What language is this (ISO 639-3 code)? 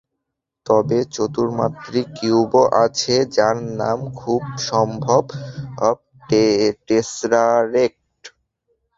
ben